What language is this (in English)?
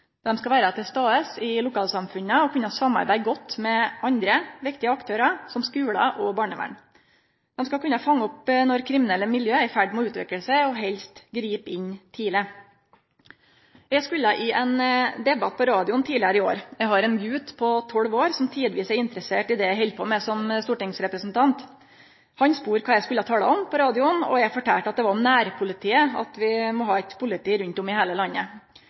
Norwegian Nynorsk